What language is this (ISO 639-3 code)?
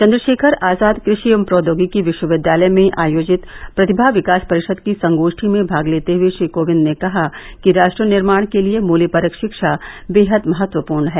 hin